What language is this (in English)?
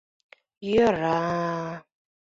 Mari